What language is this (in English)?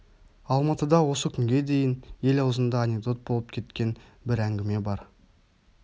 Kazakh